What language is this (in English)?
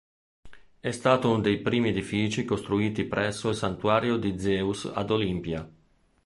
Italian